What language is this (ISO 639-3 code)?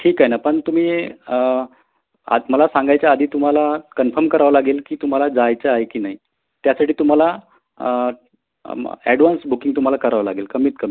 mar